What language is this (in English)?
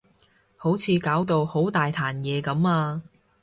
Cantonese